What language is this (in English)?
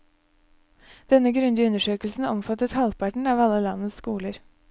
Norwegian